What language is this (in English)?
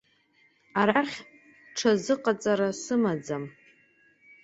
Abkhazian